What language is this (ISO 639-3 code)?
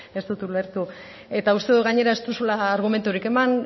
eus